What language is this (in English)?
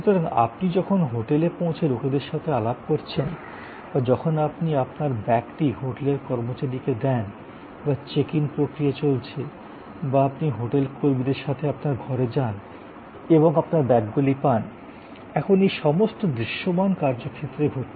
Bangla